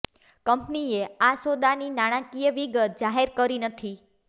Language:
Gujarati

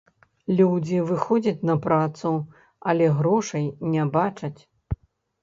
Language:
Belarusian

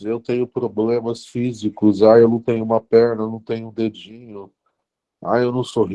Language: Portuguese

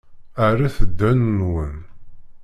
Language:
Kabyle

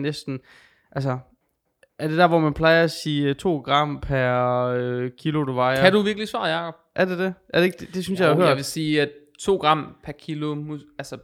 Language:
Danish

